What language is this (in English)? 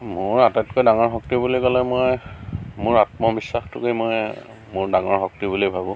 Assamese